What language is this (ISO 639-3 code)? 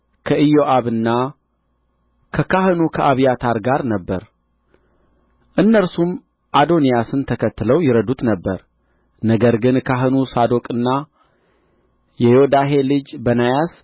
amh